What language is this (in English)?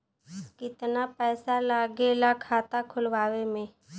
Bhojpuri